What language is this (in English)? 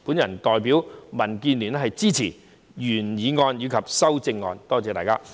Cantonese